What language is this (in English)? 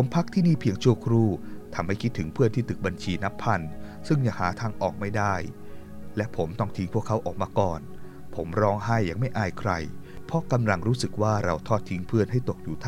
Thai